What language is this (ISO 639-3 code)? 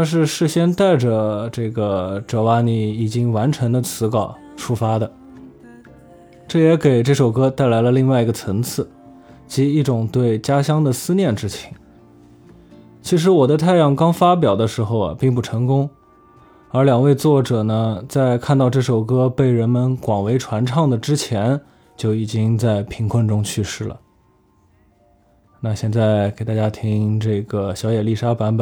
zho